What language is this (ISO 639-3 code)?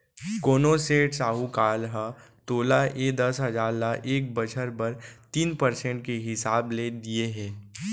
hne